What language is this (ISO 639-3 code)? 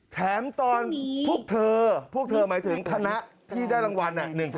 tha